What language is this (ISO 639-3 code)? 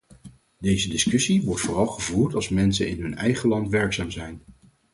nld